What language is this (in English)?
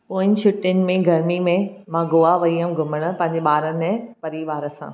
Sindhi